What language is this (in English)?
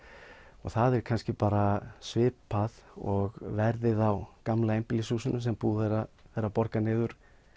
Icelandic